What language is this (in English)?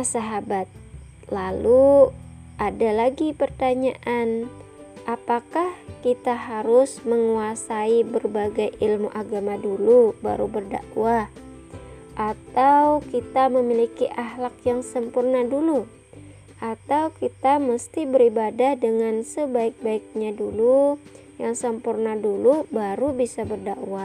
Indonesian